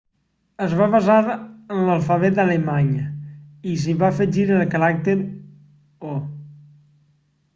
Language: Catalan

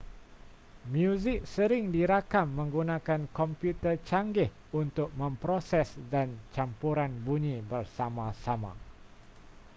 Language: Malay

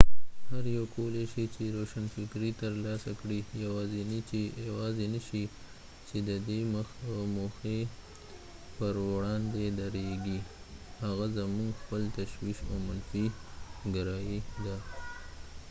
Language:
Pashto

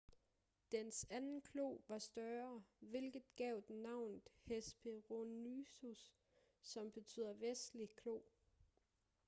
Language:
Danish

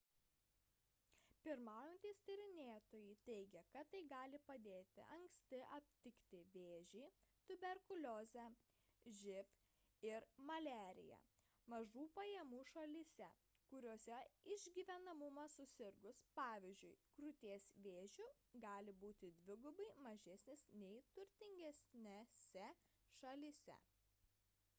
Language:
Lithuanian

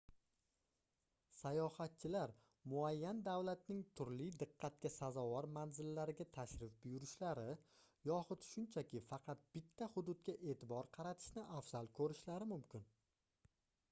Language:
Uzbek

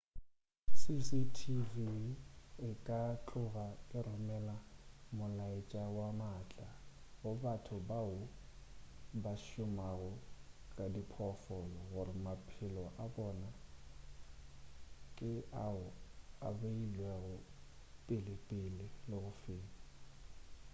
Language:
Northern Sotho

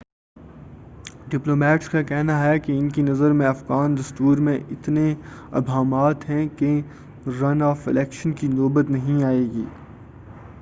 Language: Urdu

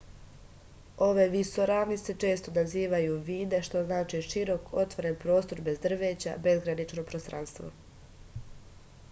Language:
Serbian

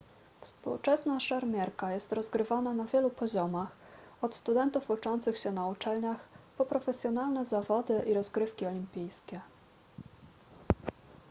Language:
Polish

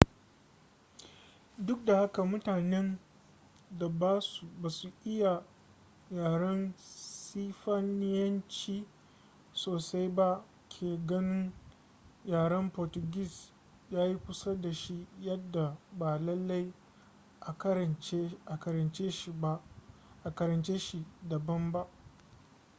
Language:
Hausa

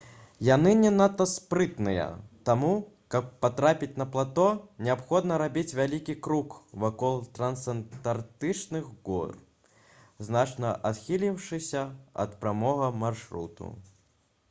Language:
Belarusian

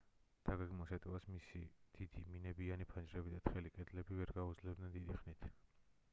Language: Georgian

